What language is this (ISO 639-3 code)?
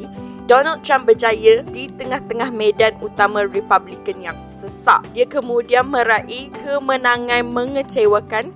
msa